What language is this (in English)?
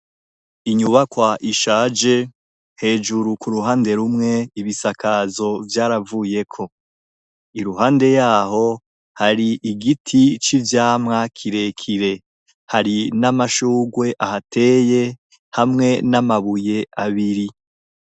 Rundi